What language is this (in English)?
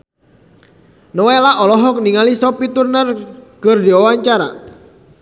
Sundanese